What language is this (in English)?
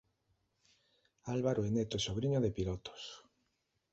Galician